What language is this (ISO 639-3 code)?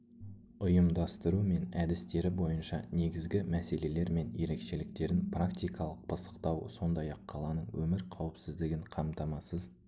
kaz